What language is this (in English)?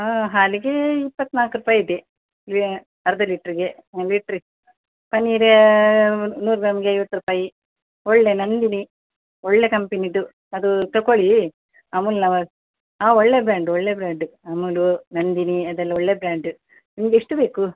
Kannada